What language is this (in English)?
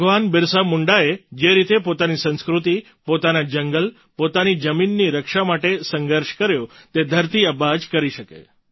Gujarati